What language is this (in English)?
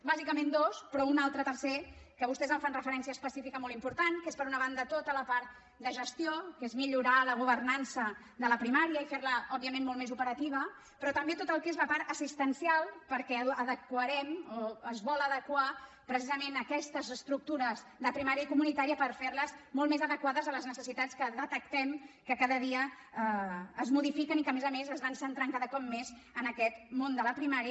Catalan